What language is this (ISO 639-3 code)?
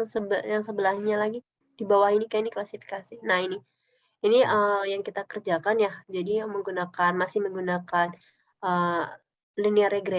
ind